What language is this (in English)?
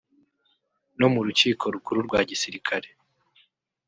Kinyarwanda